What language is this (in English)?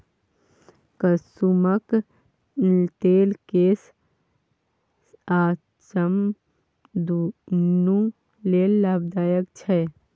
Maithili